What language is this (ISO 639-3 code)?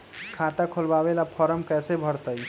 mag